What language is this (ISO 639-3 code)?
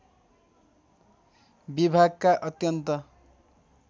nep